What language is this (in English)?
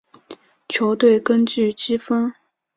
Chinese